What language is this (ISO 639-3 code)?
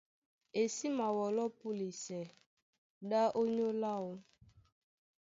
dua